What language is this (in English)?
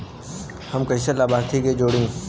Bhojpuri